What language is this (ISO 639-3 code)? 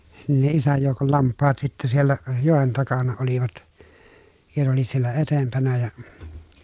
fin